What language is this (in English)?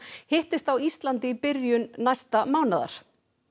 Icelandic